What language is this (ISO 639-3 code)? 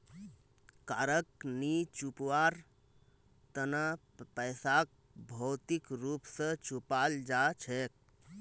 mag